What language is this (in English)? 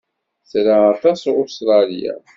Kabyle